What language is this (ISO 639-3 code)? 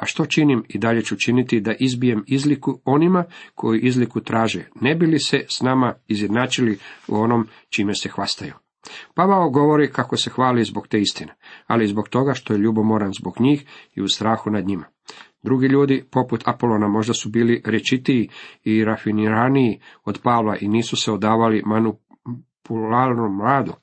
hrv